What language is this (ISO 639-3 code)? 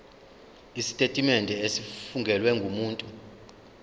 zul